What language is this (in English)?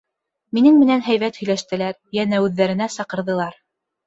Bashkir